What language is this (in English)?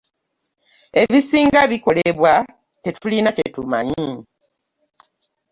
Ganda